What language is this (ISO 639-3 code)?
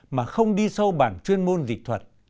vie